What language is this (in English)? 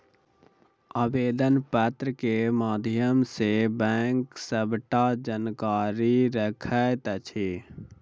Maithili